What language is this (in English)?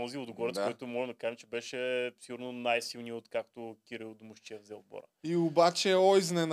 Bulgarian